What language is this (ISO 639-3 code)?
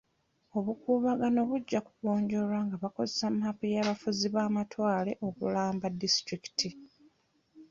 lug